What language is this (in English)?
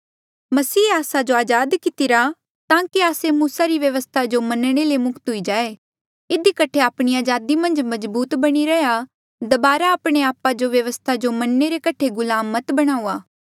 Mandeali